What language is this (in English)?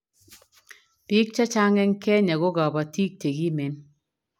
Kalenjin